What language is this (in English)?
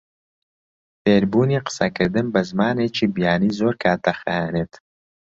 Central Kurdish